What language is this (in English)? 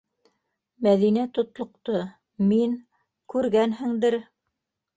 Bashkir